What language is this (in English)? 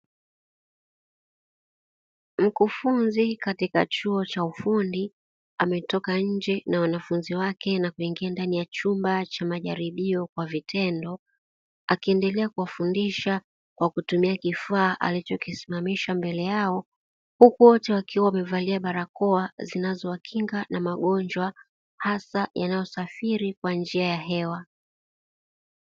Swahili